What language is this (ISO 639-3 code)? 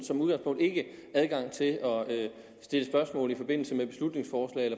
dan